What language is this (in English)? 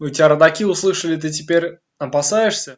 Russian